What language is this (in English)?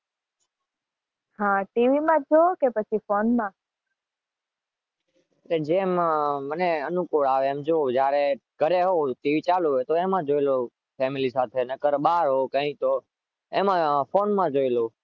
Gujarati